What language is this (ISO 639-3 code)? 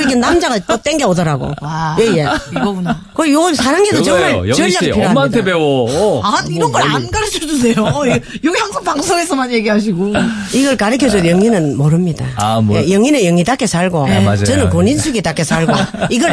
kor